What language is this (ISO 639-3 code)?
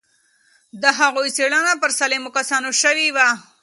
pus